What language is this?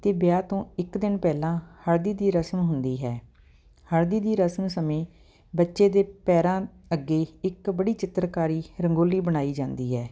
Punjabi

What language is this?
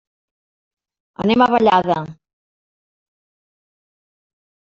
Catalan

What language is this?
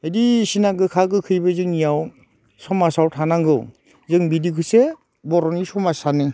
Bodo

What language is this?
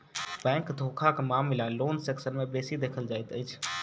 Maithili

